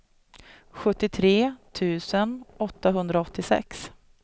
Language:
Swedish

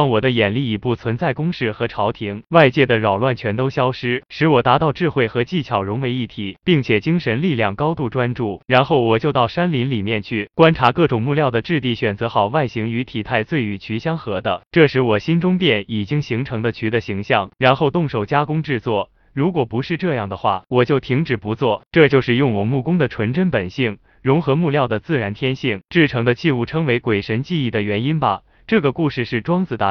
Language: Chinese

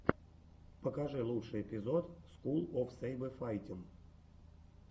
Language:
Russian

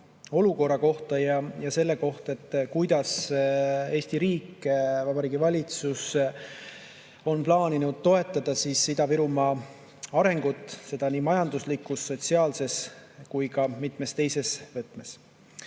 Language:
Estonian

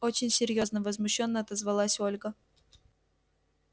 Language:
Russian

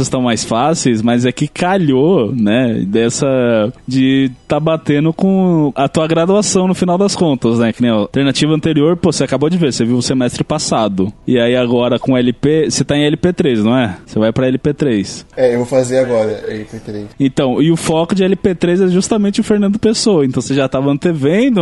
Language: Portuguese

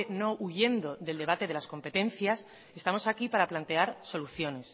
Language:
Spanish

